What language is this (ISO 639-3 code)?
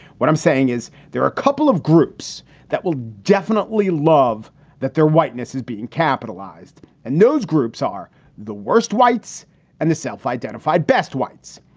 eng